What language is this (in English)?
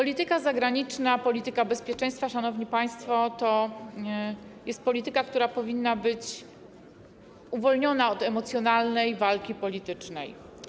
Polish